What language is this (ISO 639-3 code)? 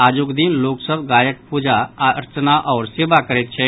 mai